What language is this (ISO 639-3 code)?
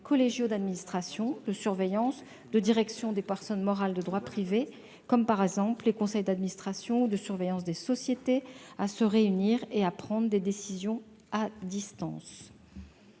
fra